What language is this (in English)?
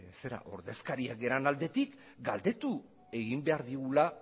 Basque